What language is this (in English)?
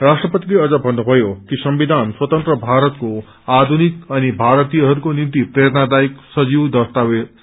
Nepali